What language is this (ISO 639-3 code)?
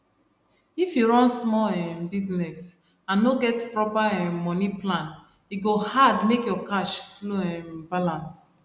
pcm